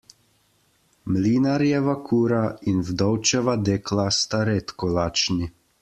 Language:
Slovenian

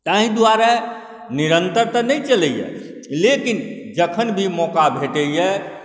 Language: Maithili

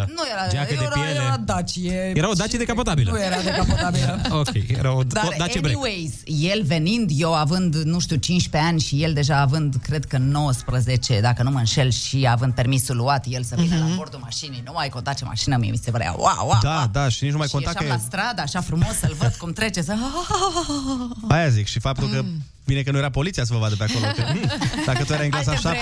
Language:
Romanian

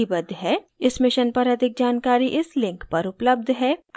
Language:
Hindi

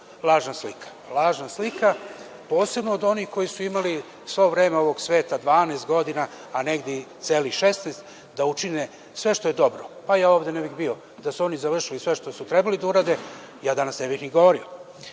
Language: Serbian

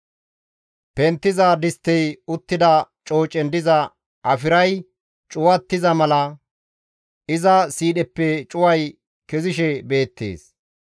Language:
Gamo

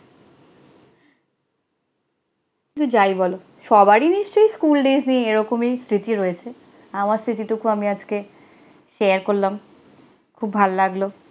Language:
Bangla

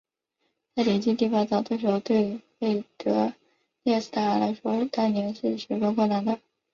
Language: Chinese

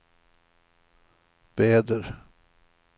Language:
Swedish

